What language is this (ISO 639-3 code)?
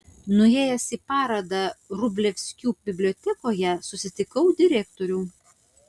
lit